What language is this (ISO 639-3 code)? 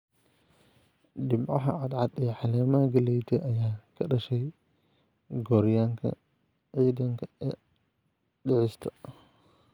som